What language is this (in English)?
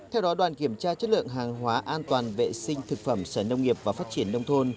Vietnamese